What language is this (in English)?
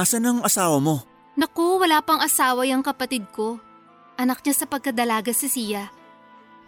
Filipino